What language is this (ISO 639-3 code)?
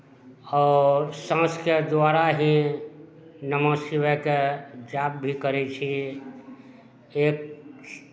mai